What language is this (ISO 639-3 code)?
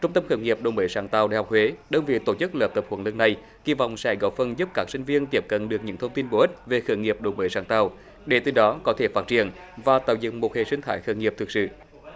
vie